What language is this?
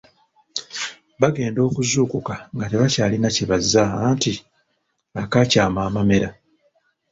Ganda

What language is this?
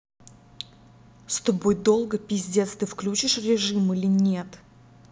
Russian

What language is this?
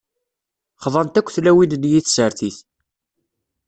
Kabyle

